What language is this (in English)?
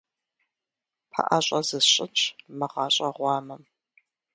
Kabardian